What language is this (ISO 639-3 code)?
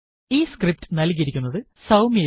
mal